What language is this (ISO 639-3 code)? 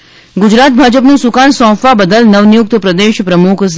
guj